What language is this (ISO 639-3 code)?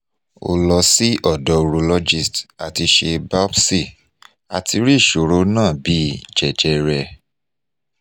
yor